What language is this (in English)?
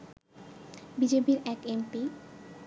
Bangla